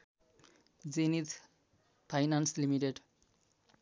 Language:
Nepali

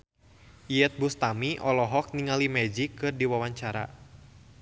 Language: Sundanese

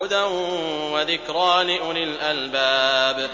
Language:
Arabic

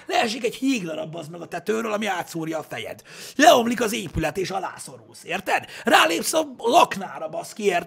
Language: Hungarian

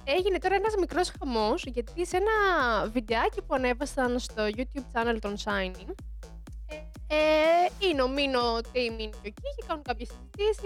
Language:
Greek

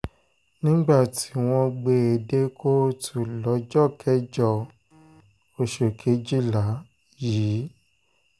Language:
Yoruba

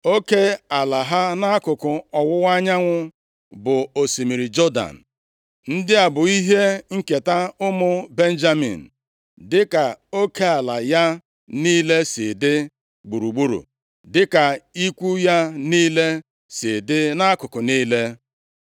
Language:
Igbo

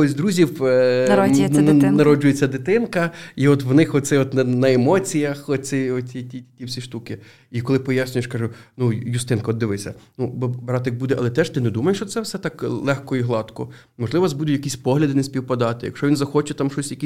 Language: Ukrainian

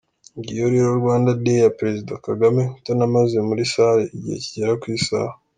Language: Kinyarwanda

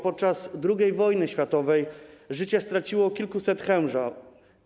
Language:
Polish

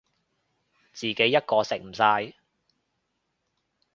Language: Cantonese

